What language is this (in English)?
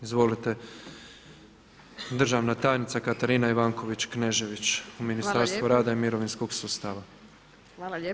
Croatian